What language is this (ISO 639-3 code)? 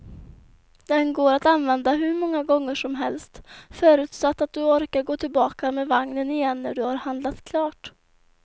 swe